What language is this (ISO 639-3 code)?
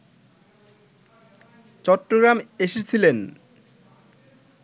ben